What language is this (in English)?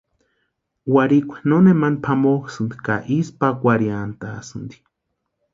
Western Highland Purepecha